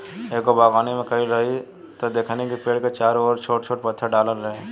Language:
Bhojpuri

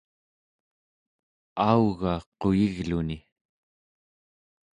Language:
Central Yupik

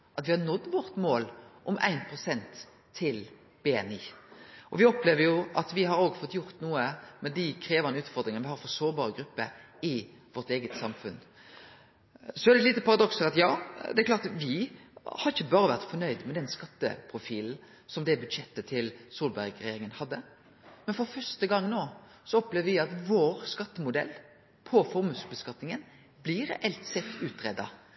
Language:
Norwegian Nynorsk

